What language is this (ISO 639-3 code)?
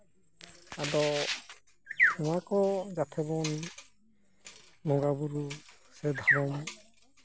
sat